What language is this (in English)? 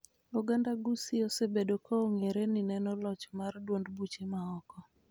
Luo (Kenya and Tanzania)